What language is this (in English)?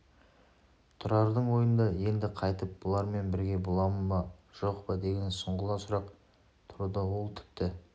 Kazakh